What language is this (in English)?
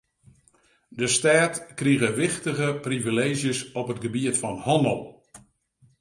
Western Frisian